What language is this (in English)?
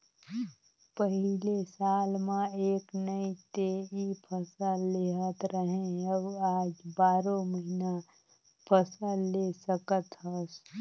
Chhattisgarhi